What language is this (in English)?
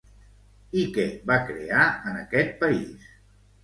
Catalan